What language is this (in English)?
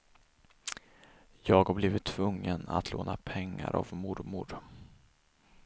Swedish